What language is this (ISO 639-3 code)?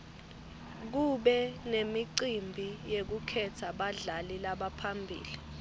ssw